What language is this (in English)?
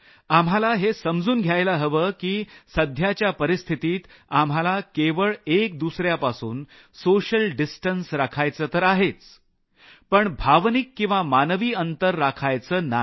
Marathi